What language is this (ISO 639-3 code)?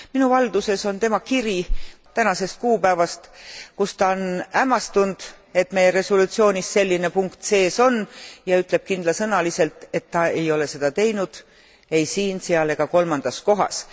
est